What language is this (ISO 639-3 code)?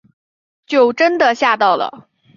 zho